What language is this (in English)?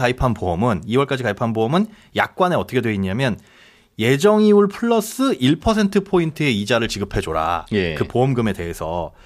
Korean